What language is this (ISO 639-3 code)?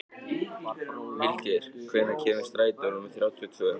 isl